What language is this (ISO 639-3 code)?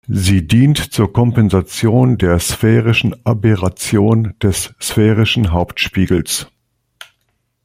deu